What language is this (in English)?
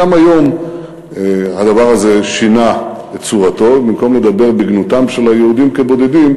Hebrew